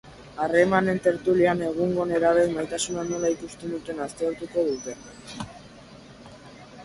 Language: Basque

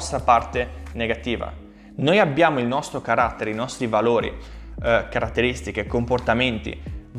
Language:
Italian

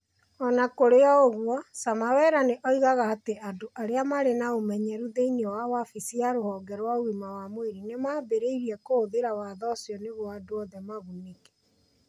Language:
Kikuyu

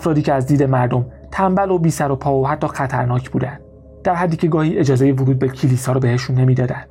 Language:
Persian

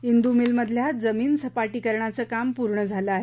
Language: Marathi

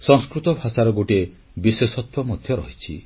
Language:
Odia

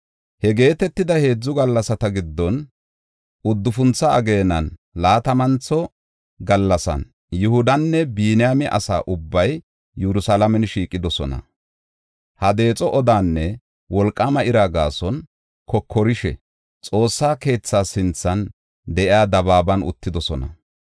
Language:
Gofa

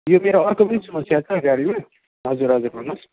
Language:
Nepali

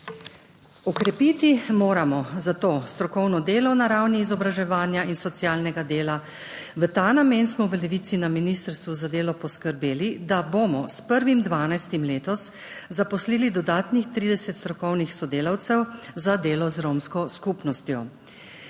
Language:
Slovenian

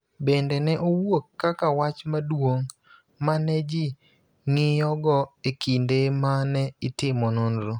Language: Luo (Kenya and Tanzania)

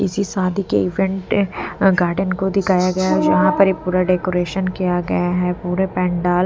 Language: Hindi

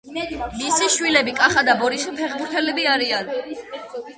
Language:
Georgian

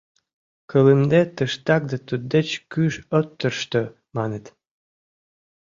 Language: Mari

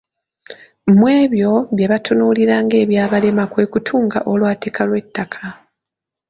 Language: Ganda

